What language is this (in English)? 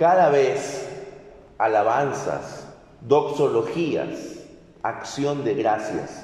Spanish